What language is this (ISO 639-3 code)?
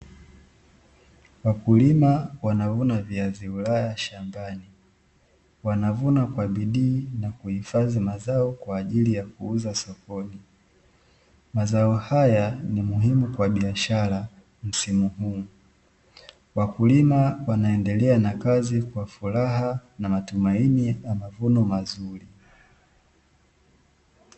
swa